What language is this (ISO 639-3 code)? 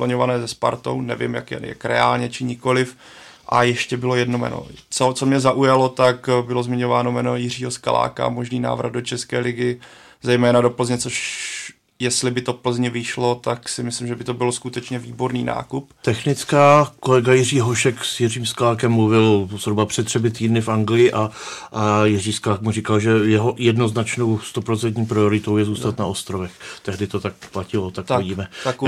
ces